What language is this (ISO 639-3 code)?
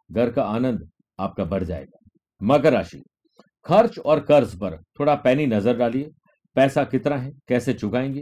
hin